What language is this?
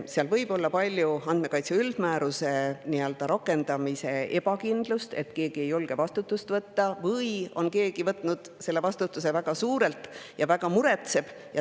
Estonian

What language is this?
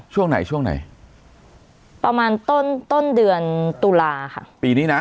Thai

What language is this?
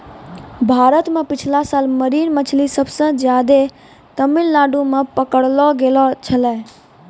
Maithili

